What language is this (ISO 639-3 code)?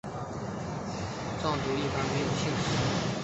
zho